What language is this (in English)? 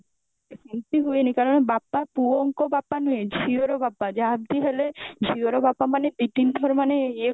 Odia